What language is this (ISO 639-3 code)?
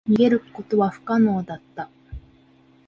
jpn